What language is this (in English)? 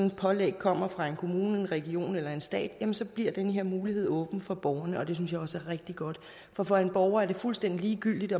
Danish